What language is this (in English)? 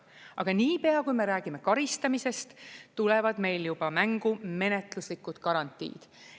Estonian